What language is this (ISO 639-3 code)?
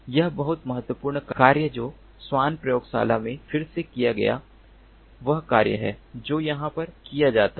hin